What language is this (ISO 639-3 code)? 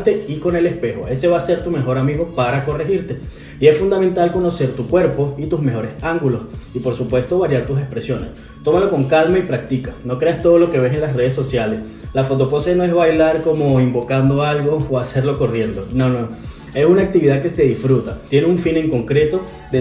spa